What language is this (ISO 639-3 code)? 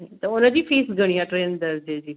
snd